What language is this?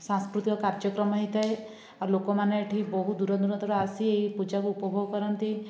Odia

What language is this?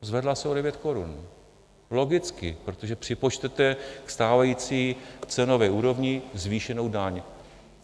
Czech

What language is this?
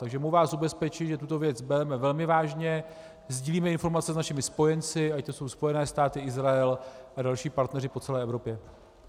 Czech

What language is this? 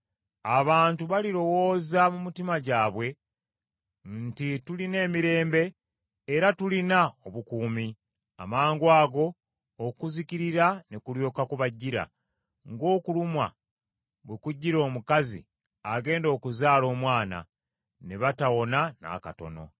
Ganda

